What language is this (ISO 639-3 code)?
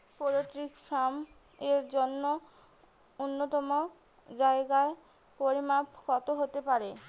ben